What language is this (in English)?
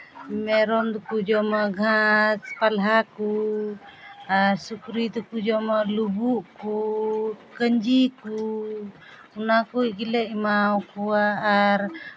Santali